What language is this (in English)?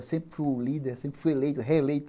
Portuguese